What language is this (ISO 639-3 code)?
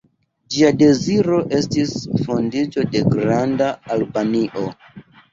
epo